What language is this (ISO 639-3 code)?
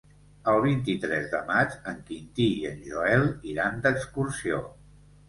cat